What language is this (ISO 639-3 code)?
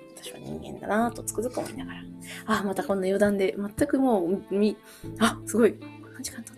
jpn